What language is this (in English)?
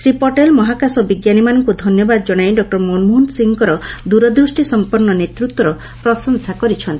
Odia